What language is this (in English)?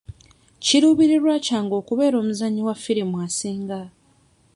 Ganda